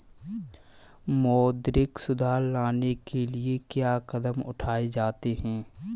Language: Hindi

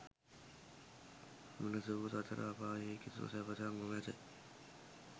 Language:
Sinhala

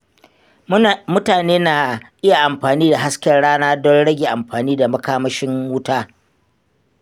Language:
Hausa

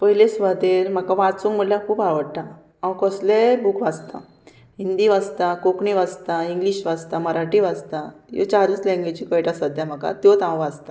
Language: Konkani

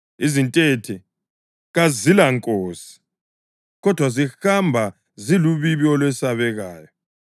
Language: North Ndebele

